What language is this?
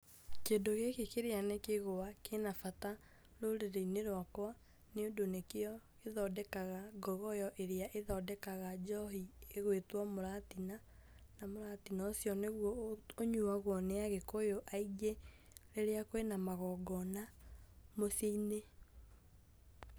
Kikuyu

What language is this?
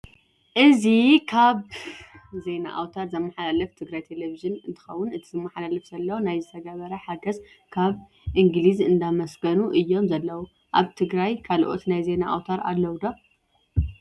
Tigrinya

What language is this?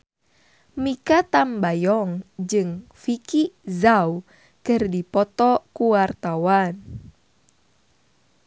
Sundanese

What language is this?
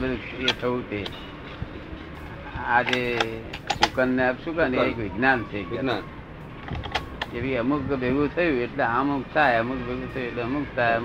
Gujarati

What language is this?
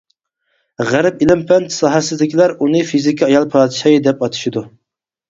Uyghur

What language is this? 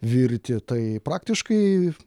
Lithuanian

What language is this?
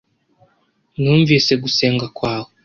Kinyarwanda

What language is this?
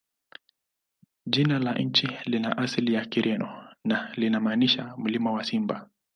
Swahili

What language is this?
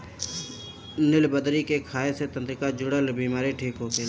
Bhojpuri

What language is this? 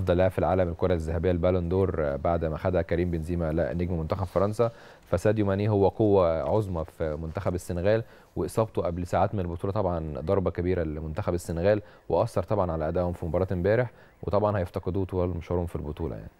Arabic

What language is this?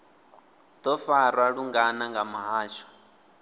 Venda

